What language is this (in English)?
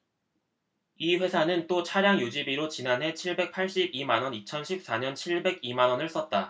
Korean